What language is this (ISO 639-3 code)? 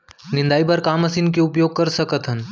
hne